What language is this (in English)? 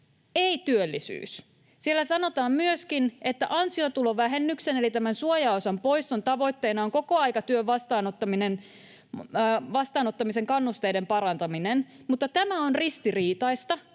Finnish